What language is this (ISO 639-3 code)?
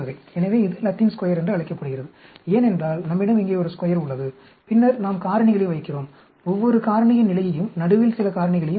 tam